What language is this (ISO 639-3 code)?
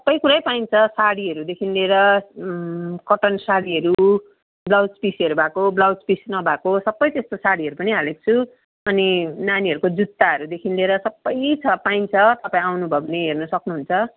nep